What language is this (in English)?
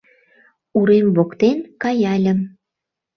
Mari